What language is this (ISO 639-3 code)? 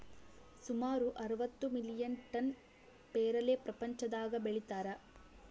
kan